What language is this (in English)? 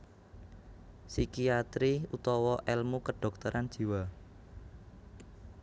Javanese